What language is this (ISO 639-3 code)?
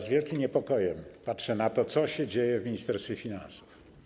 pol